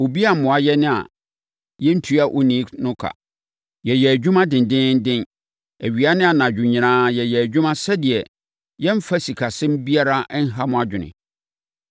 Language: Akan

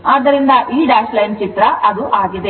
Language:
Kannada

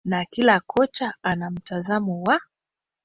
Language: Swahili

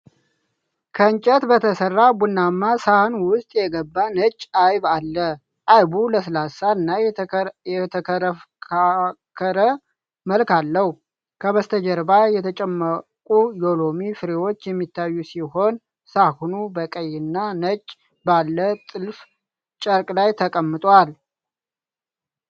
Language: Amharic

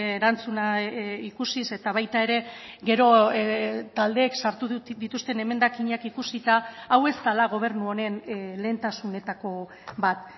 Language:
Basque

